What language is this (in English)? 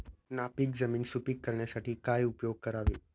Marathi